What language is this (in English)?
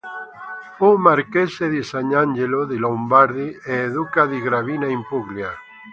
Italian